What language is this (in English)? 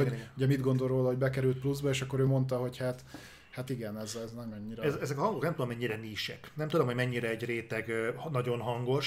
Hungarian